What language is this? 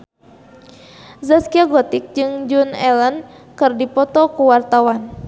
Sundanese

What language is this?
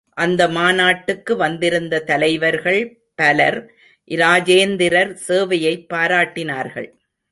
Tamil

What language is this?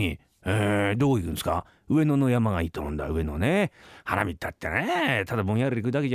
Japanese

